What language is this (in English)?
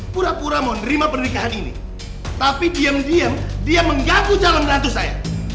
Indonesian